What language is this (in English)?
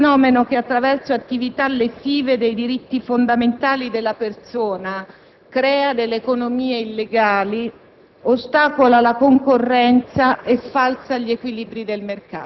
Italian